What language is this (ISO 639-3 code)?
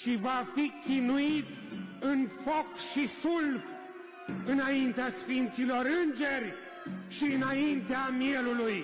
ron